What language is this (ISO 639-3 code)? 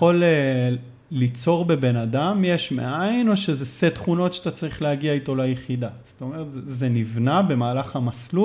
heb